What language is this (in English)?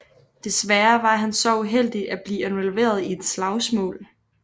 Danish